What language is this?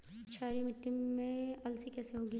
Hindi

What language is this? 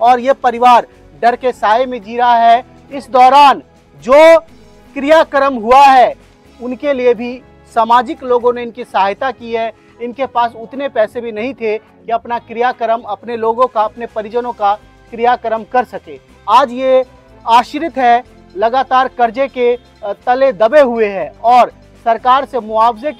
Hindi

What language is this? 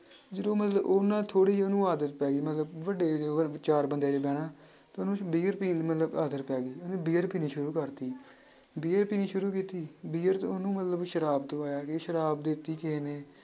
Punjabi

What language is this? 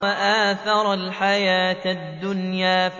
Arabic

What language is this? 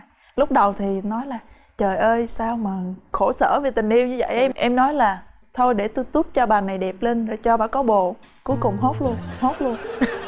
Vietnamese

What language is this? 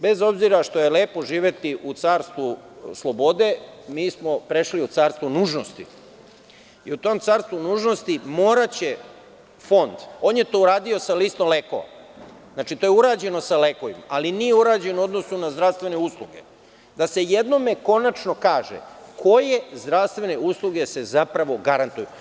Serbian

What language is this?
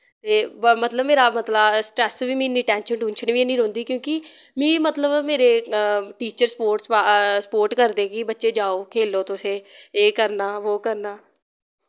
Dogri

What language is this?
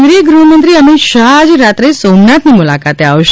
Gujarati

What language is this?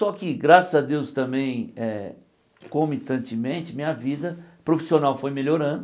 Portuguese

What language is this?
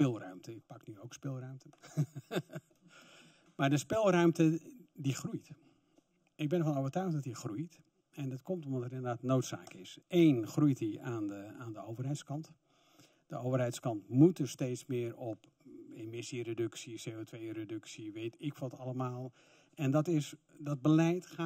Dutch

